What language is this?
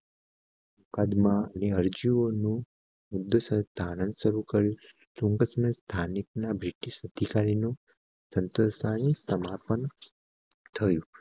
Gujarati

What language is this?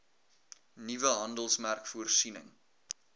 Afrikaans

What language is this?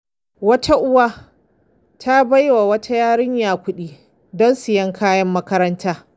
Hausa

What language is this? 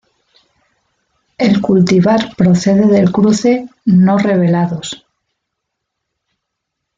Spanish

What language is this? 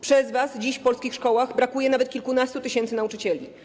Polish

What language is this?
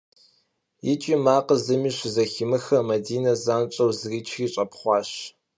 Kabardian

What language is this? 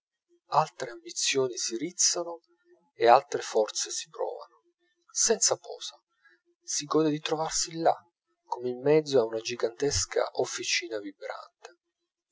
Italian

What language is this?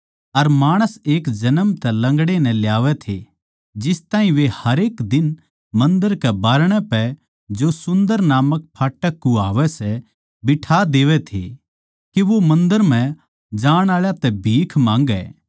Haryanvi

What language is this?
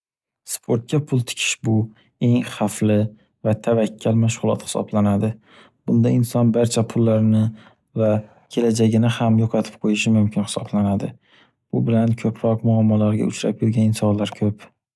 Uzbek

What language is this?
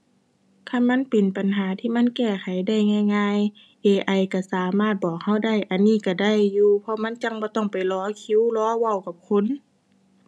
Thai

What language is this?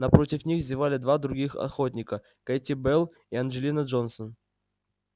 Russian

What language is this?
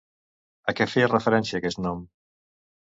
Catalan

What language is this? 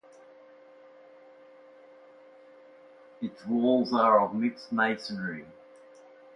English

